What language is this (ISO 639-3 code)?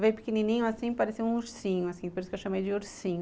por